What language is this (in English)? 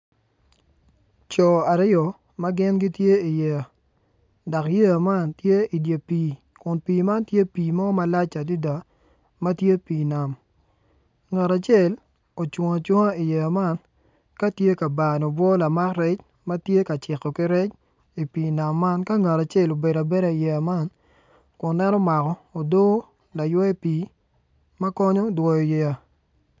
Acoli